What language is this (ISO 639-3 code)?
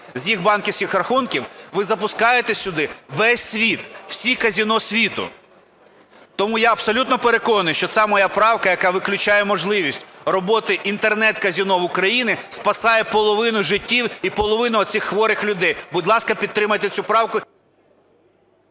ukr